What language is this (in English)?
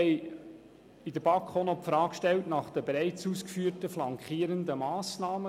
Swiss German